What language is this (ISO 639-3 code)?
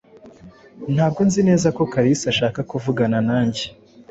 kin